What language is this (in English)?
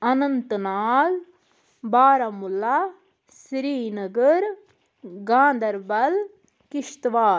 Kashmiri